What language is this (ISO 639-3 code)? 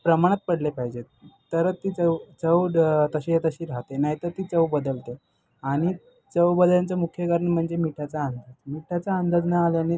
mar